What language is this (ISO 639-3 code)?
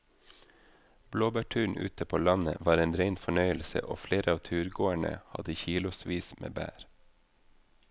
nor